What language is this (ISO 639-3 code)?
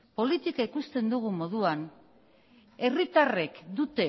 eus